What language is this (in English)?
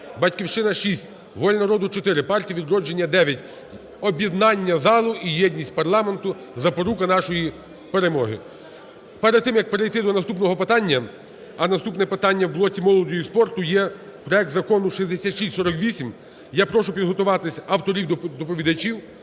Ukrainian